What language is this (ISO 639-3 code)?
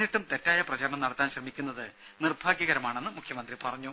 mal